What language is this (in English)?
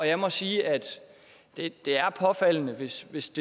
Danish